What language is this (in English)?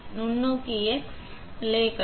Tamil